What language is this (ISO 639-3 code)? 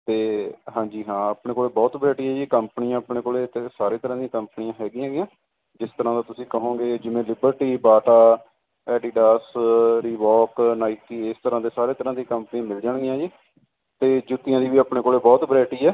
pan